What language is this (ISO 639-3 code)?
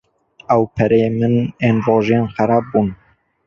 kur